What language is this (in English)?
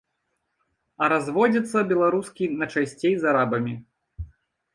Belarusian